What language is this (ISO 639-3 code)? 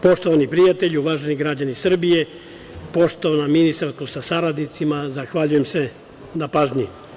srp